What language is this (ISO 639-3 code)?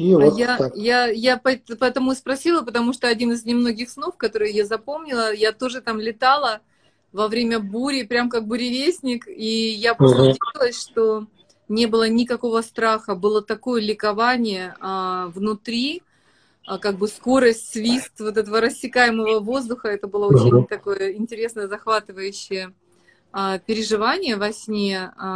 rus